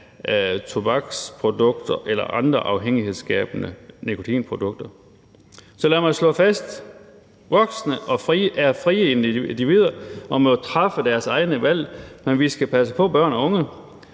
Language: Danish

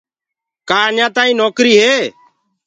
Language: Gurgula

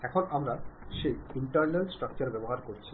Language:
Bangla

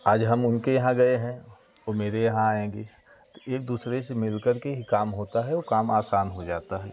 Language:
Hindi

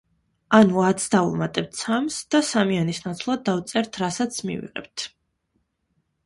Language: Georgian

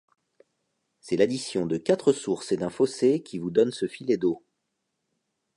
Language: French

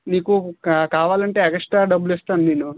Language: Telugu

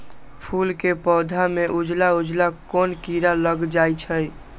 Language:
Magahi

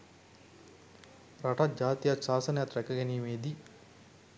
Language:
Sinhala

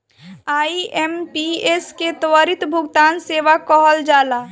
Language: Bhojpuri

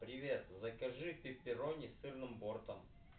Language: Russian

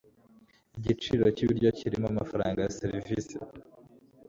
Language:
Kinyarwanda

